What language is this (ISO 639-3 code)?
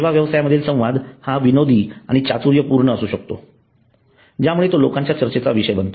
mar